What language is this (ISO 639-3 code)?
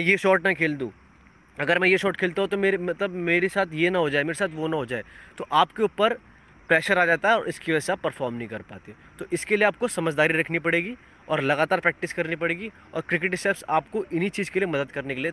hin